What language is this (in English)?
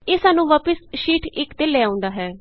Punjabi